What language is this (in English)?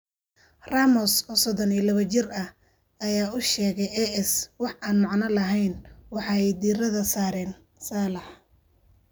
Somali